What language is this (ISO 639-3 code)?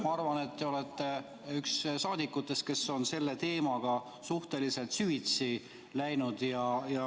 est